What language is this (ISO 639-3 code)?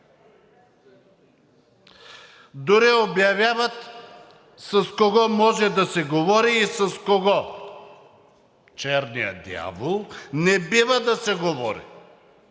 bul